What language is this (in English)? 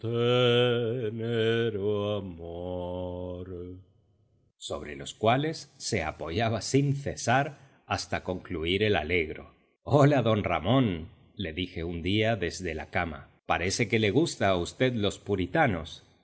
Spanish